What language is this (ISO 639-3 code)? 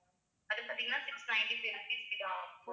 tam